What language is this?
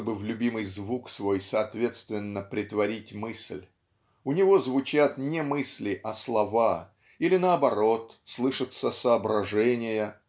Russian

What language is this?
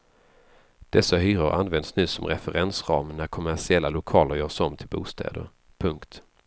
Swedish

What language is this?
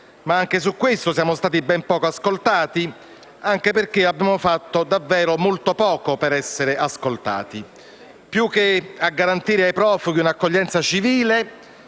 Italian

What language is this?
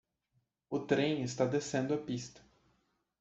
Portuguese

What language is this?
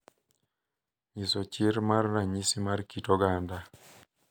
Luo (Kenya and Tanzania)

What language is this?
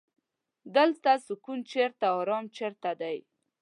Pashto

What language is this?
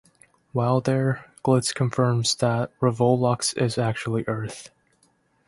English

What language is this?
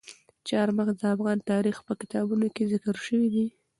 Pashto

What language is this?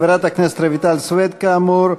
Hebrew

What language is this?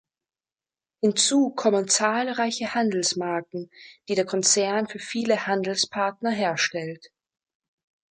German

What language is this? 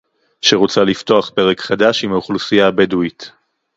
Hebrew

